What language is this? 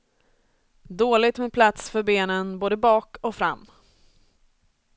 Swedish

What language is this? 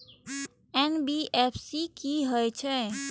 Maithili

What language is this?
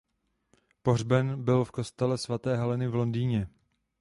Czech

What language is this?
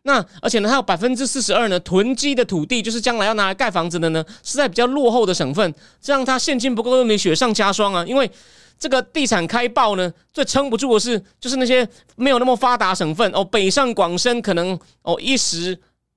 Chinese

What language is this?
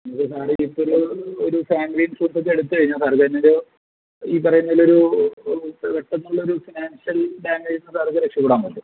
Malayalam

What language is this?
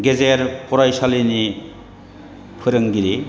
Bodo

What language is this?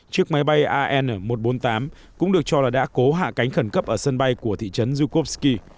Vietnamese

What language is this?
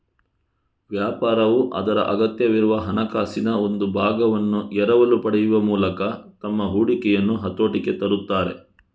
Kannada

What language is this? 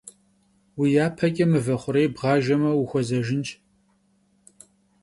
Kabardian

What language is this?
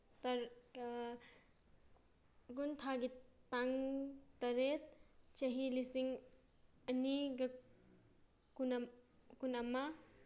Manipuri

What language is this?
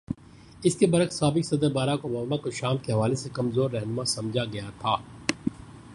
Urdu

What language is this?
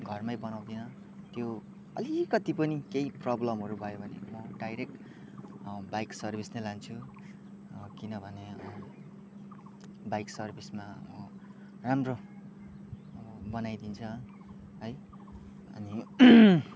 Nepali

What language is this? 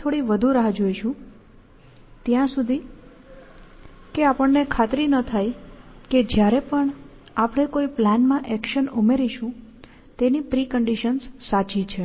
Gujarati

